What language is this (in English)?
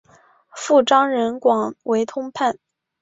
Chinese